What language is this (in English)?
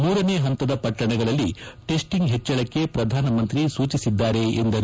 Kannada